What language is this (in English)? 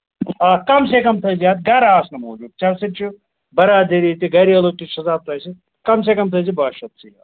Kashmiri